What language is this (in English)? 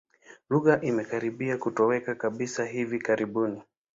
Swahili